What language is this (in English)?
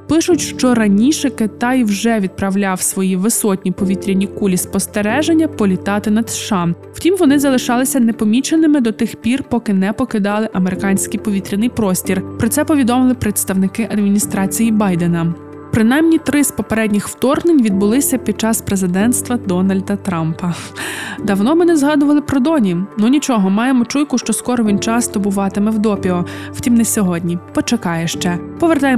Ukrainian